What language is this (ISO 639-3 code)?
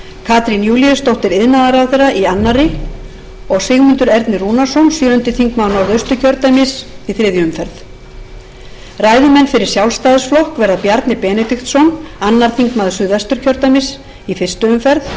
isl